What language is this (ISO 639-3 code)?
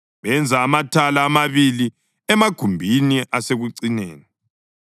nde